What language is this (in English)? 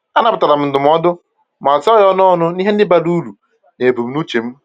Igbo